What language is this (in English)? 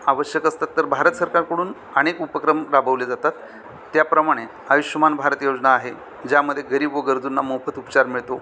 Marathi